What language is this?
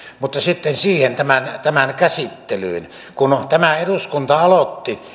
Finnish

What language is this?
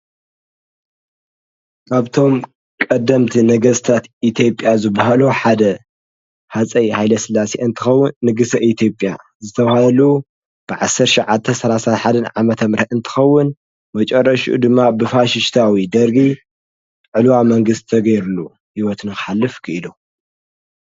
Tigrinya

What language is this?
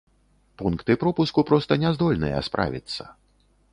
Belarusian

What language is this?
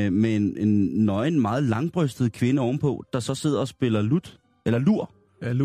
Danish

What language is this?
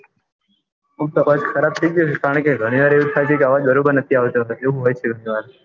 Gujarati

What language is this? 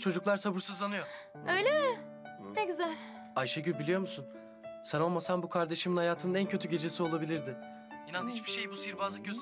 Turkish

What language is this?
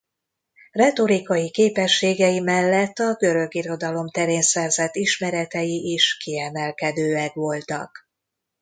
Hungarian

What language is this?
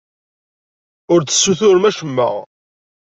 Kabyle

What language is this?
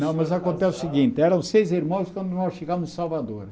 Portuguese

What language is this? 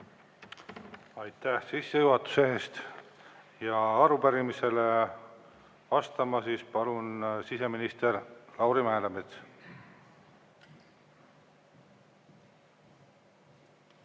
Estonian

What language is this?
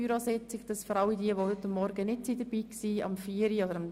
Swiss German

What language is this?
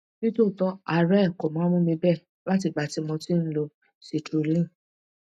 Yoruba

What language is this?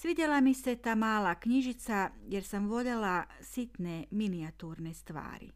Croatian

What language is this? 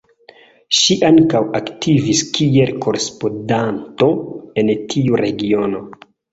Esperanto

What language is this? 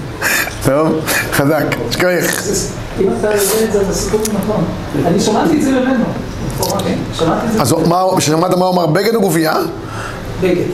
Hebrew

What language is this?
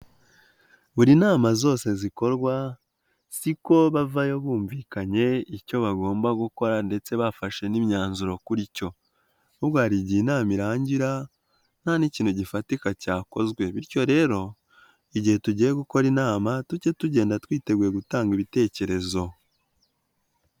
Kinyarwanda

